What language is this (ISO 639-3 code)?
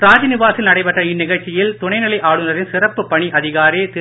tam